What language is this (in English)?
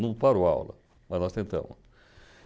Portuguese